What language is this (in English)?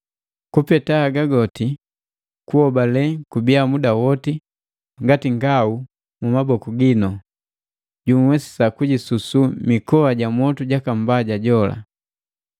Matengo